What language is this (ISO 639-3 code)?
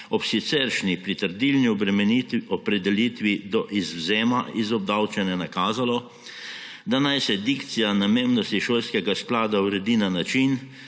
slv